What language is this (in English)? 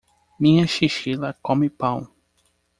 Portuguese